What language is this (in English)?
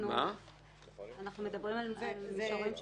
Hebrew